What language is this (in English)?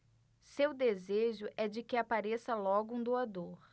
Portuguese